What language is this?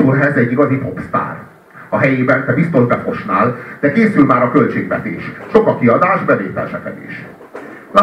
Hungarian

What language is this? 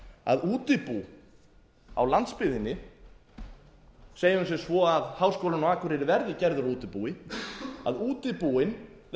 Icelandic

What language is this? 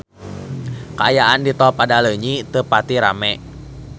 Sundanese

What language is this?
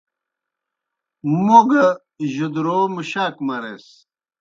Kohistani Shina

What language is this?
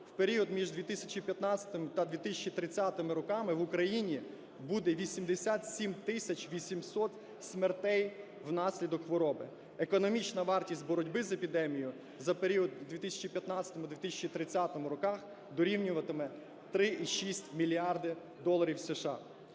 Ukrainian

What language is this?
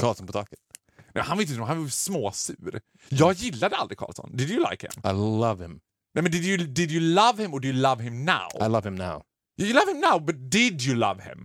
Swedish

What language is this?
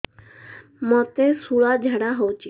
Odia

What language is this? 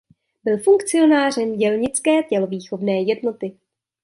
Czech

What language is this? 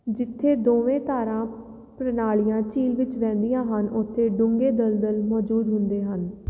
Punjabi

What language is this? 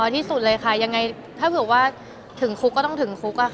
Thai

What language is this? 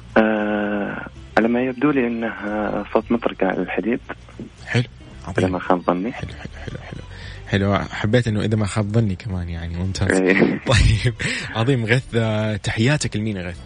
Arabic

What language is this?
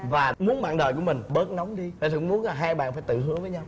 Vietnamese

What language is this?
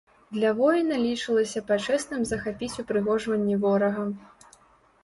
Belarusian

